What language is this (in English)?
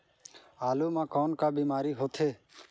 Chhattisgarhi